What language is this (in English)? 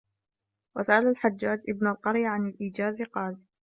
Arabic